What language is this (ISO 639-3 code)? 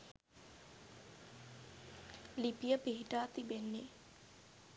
sin